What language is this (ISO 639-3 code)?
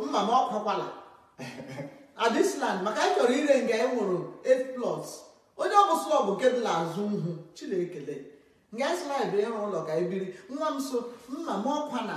eng